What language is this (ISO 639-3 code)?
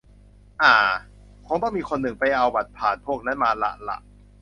tha